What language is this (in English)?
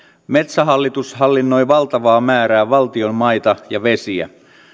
Finnish